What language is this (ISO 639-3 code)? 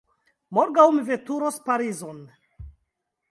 epo